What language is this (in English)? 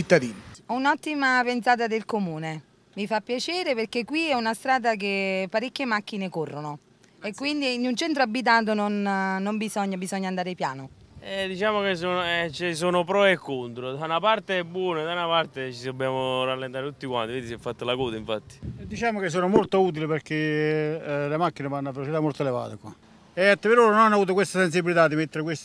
Italian